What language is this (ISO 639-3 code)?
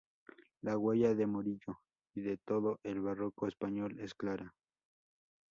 spa